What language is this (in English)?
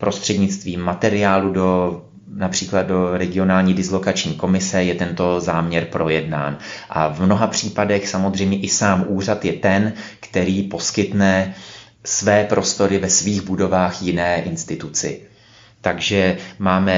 Czech